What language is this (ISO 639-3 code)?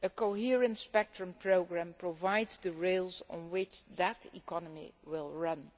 eng